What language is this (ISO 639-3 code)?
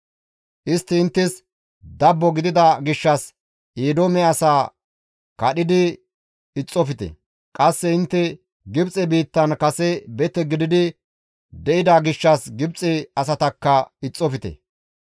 gmv